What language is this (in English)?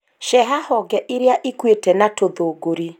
Kikuyu